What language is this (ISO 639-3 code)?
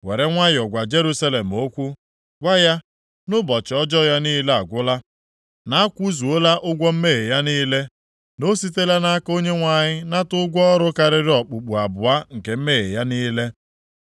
ibo